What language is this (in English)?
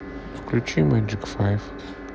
Russian